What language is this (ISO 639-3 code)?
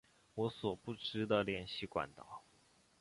zho